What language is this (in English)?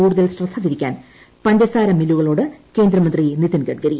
Malayalam